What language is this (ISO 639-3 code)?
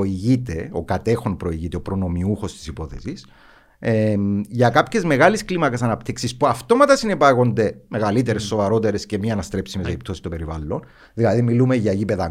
ell